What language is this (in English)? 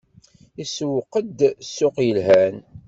Kabyle